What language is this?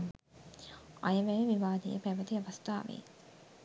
Sinhala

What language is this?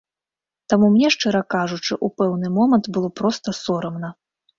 Belarusian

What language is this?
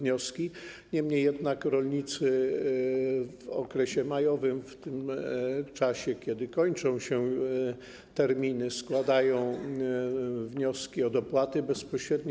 Polish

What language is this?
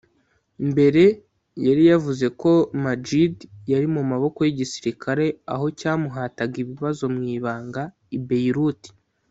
Kinyarwanda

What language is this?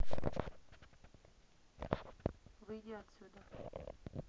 Russian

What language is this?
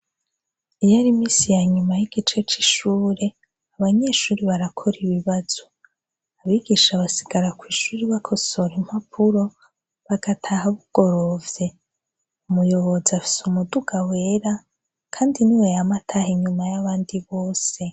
Rundi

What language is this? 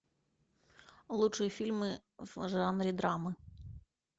Russian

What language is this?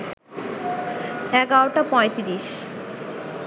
Bangla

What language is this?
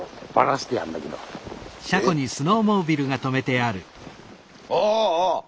Japanese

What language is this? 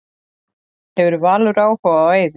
Icelandic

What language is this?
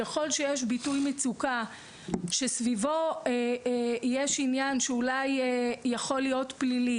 Hebrew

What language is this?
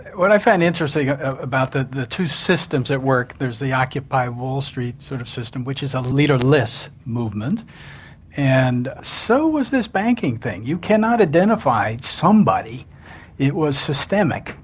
English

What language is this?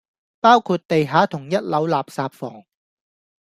Cantonese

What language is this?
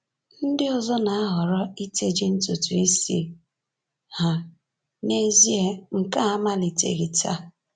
Igbo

